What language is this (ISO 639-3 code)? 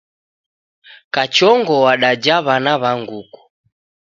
dav